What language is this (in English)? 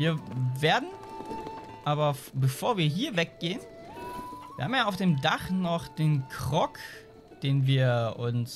German